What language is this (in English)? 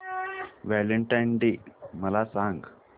Marathi